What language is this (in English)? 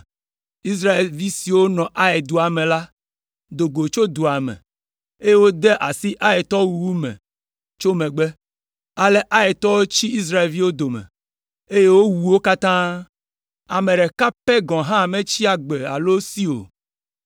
Ewe